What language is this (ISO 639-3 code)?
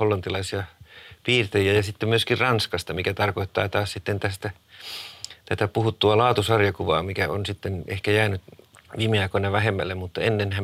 fin